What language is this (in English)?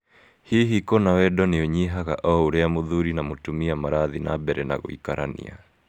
Kikuyu